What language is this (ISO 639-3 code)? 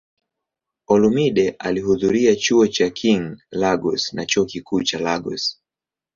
swa